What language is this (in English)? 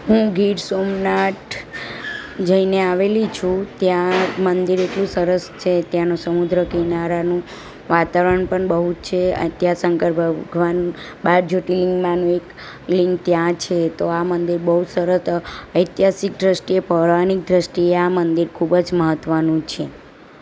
Gujarati